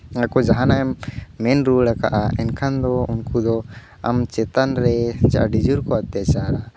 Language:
Santali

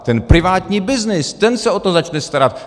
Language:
Czech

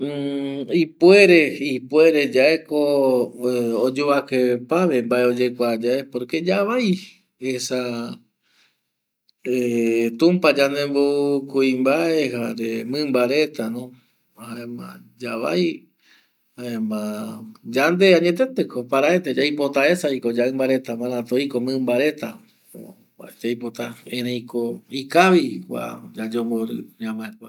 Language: Eastern Bolivian Guaraní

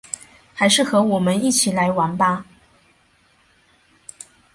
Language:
Chinese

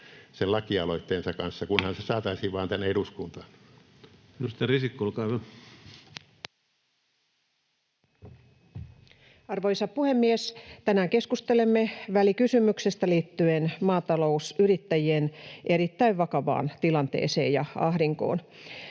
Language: Finnish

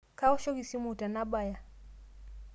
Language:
Masai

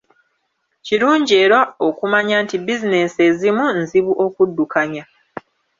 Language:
Ganda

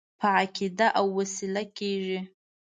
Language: Pashto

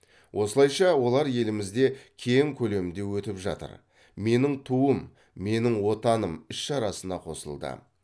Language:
Kazakh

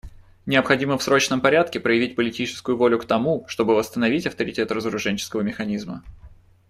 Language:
Russian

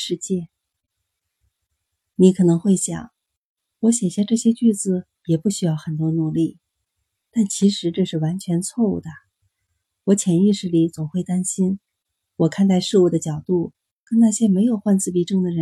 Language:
Chinese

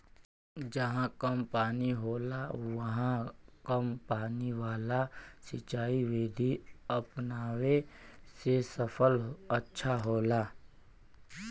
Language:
Bhojpuri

